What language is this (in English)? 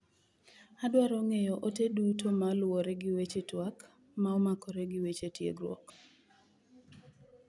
Luo (Kenya and Tanzania)